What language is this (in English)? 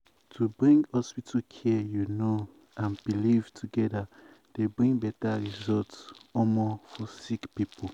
Nigerian Pidgin